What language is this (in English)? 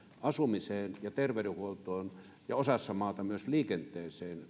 Finnish